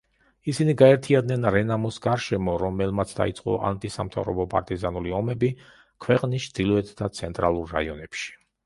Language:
Georgian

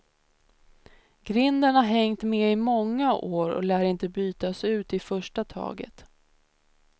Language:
Swedish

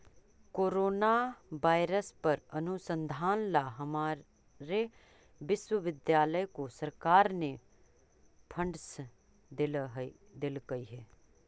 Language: Magahi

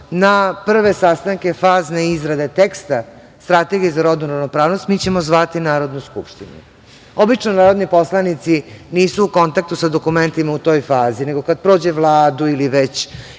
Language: Serbian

